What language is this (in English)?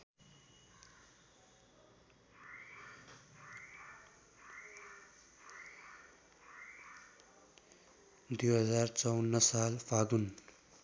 Nepali